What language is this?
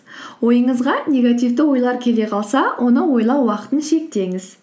Kazakh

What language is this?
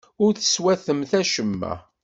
Kabyle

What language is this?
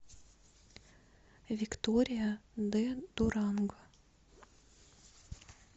Russian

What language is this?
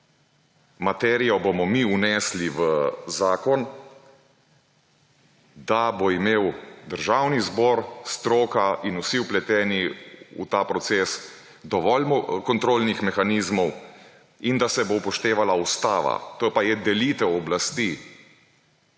Slovenian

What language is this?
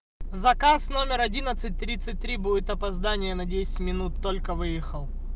Russian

